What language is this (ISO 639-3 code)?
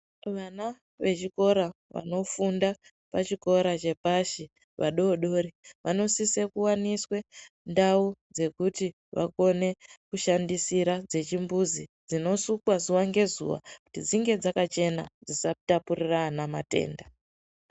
ndc